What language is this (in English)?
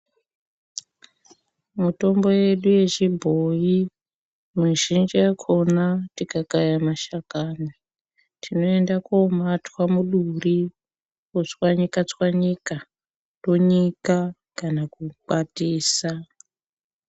Ndau